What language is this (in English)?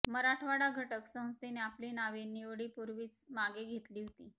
Marathi